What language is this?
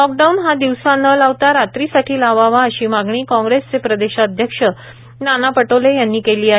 Marathi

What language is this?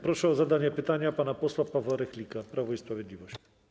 Polish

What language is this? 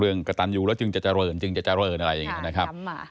Thai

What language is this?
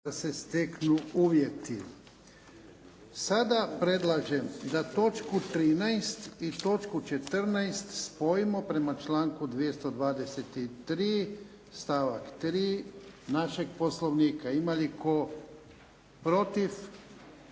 Croatian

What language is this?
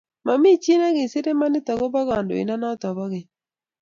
Kalenjin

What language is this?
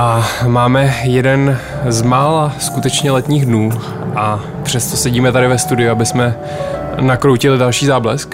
Czech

